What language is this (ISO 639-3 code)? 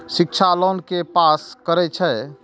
mai